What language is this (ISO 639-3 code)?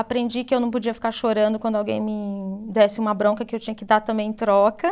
por